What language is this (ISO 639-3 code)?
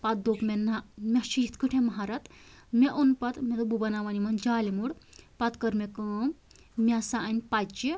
kas